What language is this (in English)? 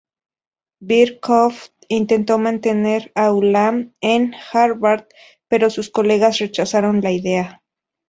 Spanish